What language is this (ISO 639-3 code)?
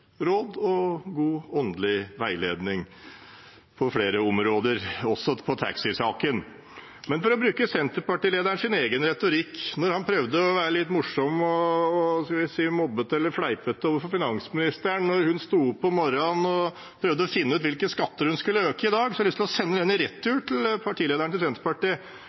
nob